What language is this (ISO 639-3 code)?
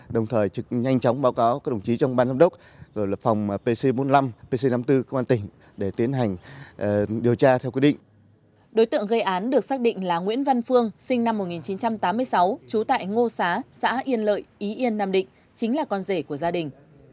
vie